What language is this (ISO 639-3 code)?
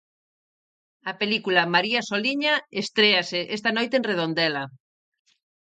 glg